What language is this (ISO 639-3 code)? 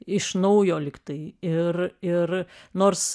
lit